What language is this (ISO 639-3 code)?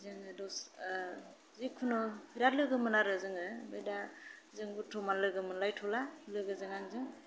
brx